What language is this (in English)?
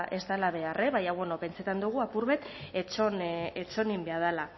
Basque